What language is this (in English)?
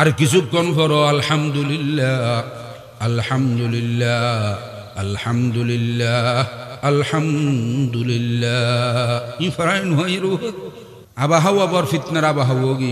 Arabic